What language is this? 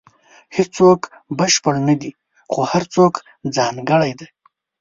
Pashto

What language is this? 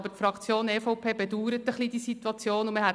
Swiss German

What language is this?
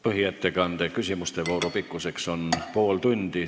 Estonian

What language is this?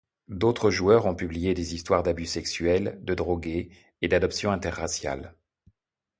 French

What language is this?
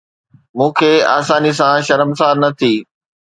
Sindhi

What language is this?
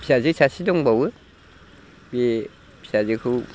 Bodo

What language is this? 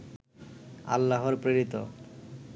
Bangla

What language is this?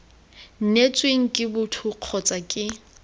Tswana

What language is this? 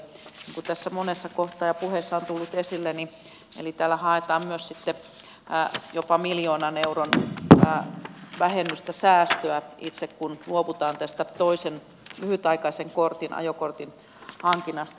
Finnish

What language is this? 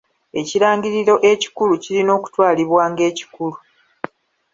Ganda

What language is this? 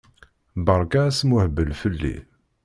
Kabyle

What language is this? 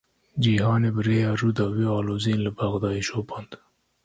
Kurdish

